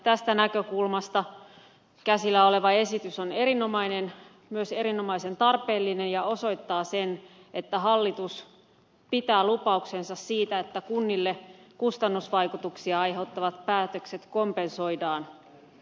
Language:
Finnish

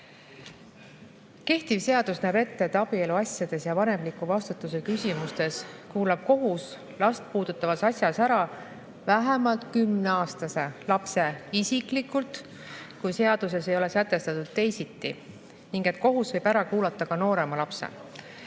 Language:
Estonian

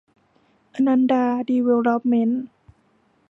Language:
Thai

